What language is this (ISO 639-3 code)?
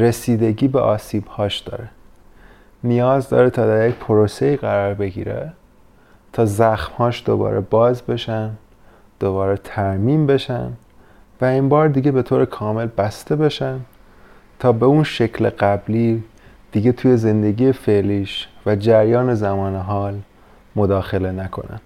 fas